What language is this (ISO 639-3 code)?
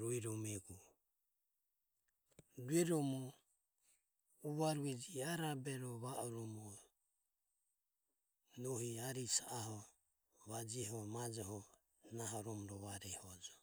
aom